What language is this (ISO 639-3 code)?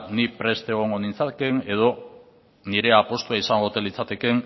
eus